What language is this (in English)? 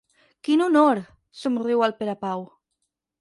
Catalan